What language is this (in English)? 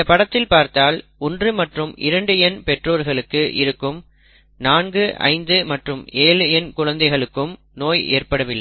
Tamil